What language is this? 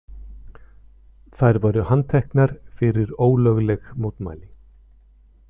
Icelandic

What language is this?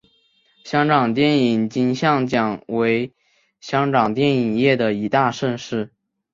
Chinese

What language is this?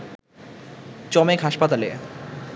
Bangla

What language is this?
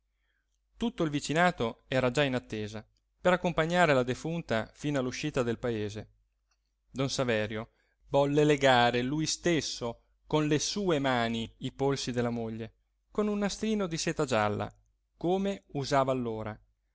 Italian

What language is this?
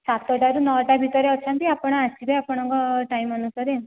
Odia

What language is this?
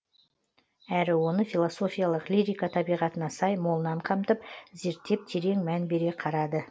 Kazakh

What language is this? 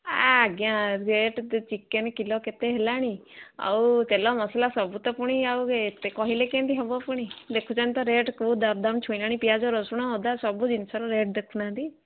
Odia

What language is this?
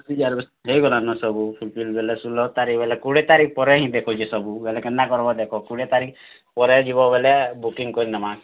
Odia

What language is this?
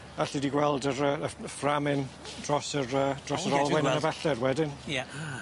Welsh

